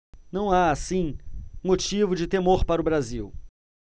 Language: Portuguese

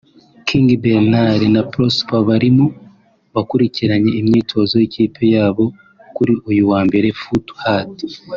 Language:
Kinyarwanda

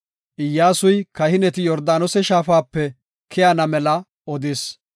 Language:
Gofa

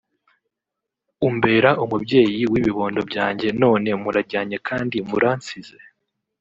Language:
Kinyarwanda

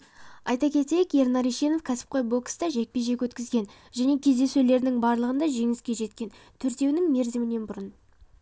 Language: Kazakh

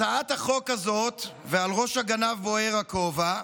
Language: Hebrew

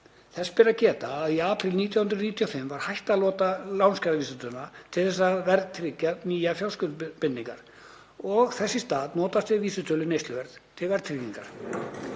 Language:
Icelandic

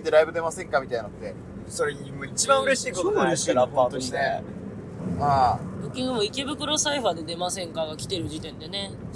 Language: Japanese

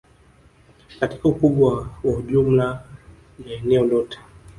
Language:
Swahili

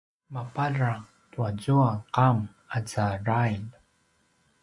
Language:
Paiwan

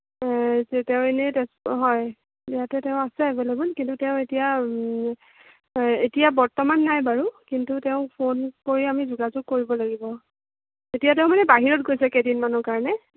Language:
Assamese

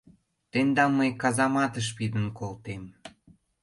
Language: Mari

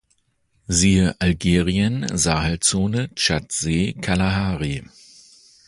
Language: German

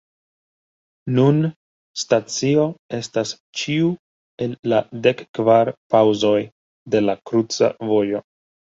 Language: Esperanto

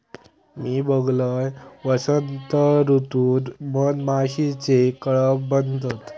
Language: Marathi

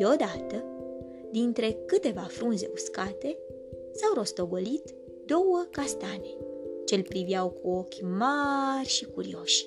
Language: Romanian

